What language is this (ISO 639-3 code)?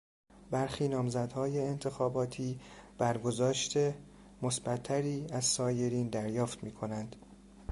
fas